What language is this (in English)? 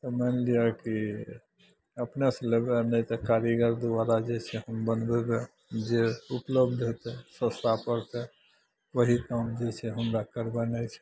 Maithili